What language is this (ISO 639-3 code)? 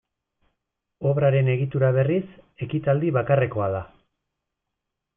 eus